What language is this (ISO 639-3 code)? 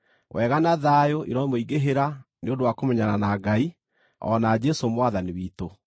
kik